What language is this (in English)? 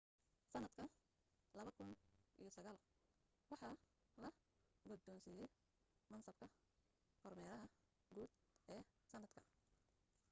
Somali